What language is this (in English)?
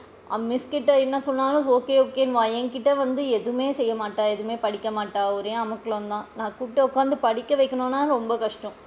Tamil